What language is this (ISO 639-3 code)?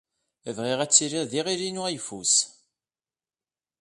kab